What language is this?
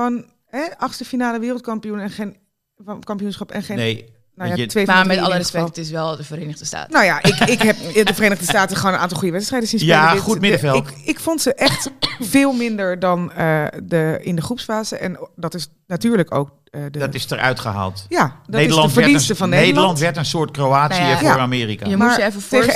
Dutch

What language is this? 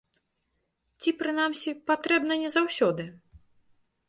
Belarusian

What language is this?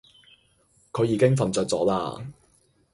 Cantonese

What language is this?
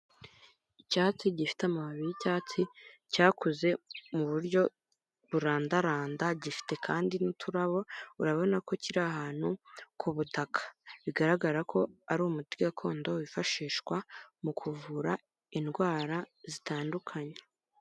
Kinyarwanda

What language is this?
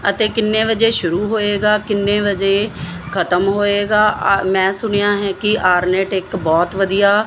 Punjabi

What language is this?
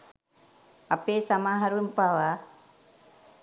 Sinhala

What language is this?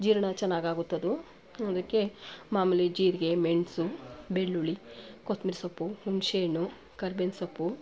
Kannada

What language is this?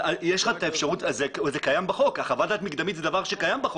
Hebrew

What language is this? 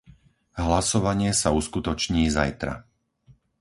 Slovak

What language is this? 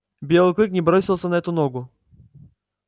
Russian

